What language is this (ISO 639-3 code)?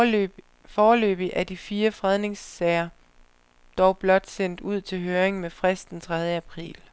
dan